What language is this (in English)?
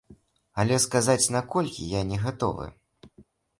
Belarusian